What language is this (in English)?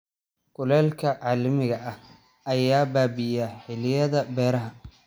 Somali